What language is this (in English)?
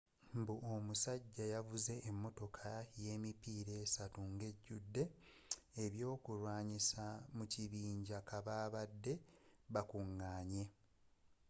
Ganda